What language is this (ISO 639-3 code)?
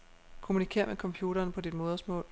dan